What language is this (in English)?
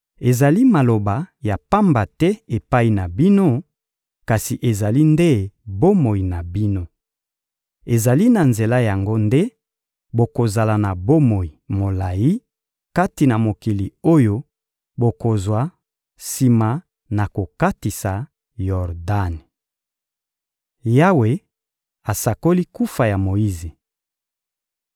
Lingala